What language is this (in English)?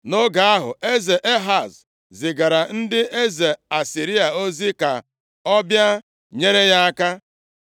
Igbo